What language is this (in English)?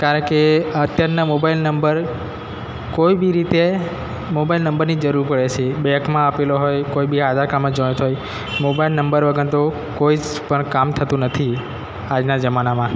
Gujarati